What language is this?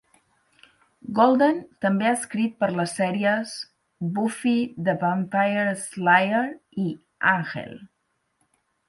Catalan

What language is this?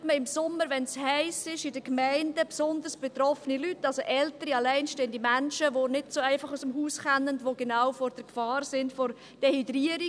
Swiss German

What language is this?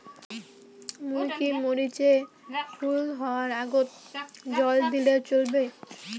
Bangla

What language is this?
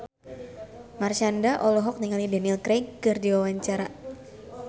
Sundanese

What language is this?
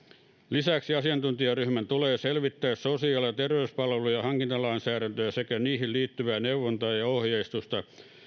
Finnish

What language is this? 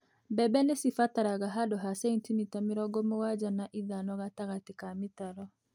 Kikuyu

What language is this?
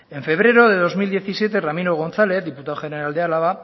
Spanish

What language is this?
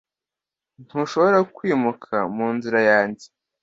Kinyarwanda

